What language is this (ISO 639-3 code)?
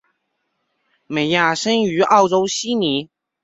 zho